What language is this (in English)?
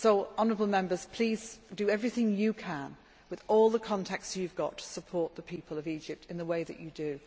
English